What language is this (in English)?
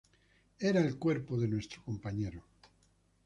Spanish